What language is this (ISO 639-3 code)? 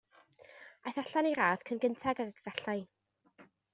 cym